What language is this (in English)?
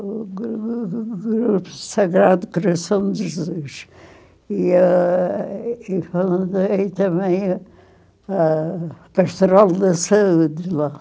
Portuguese